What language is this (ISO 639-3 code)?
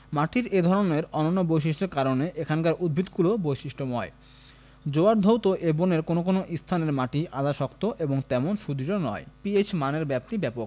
ben